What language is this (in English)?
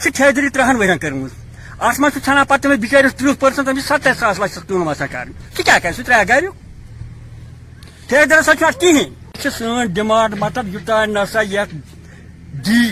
Urdu